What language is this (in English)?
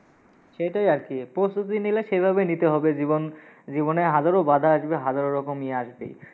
Bangla